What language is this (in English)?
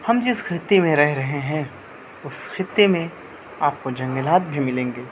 Urdu